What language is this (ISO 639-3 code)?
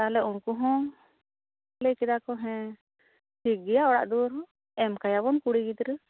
sat